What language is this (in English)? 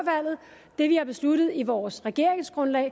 Danish